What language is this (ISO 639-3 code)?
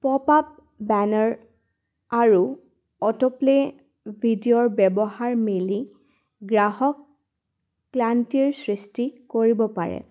asm